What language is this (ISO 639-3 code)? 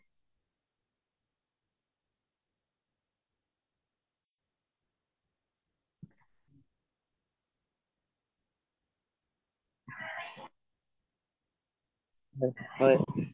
asm